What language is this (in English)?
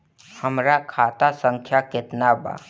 Bhojpuri